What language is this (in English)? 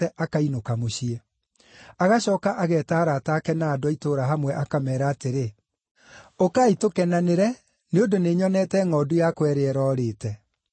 Kikuyu